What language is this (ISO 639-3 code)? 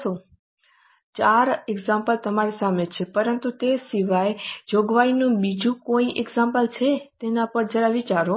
guj